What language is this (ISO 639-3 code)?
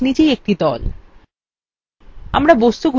ben